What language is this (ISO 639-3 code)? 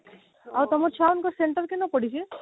ori